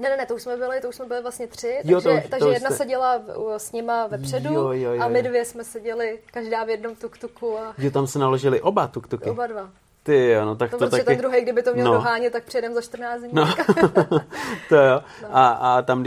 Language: Czech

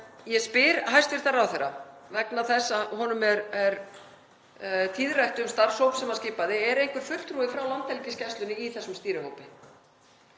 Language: Icelandic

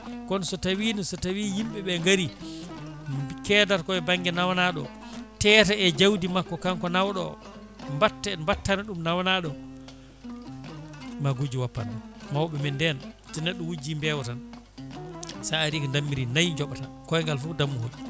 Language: Fula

